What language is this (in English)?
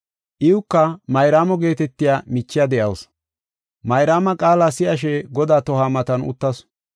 Gofa